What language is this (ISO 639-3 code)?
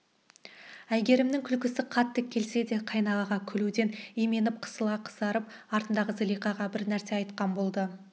kaz